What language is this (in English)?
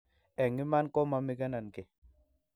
Kalenjin